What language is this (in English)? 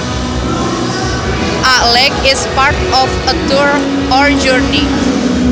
Sundanese